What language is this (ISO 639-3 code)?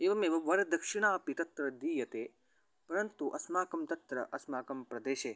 san